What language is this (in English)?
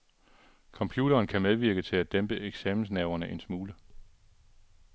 Danish